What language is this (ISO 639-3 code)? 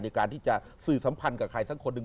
tha